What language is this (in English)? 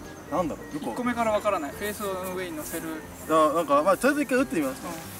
Japanese